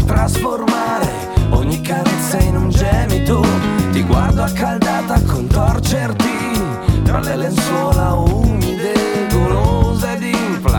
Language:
Italian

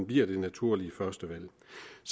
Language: Danish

